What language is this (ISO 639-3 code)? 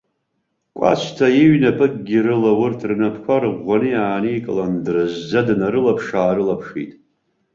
abk